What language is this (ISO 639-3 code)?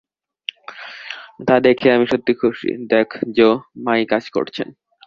ben